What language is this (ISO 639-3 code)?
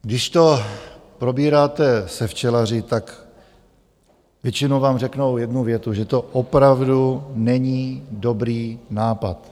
ces